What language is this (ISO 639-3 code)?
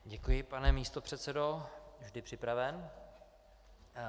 ces